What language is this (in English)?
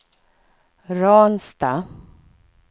Swedish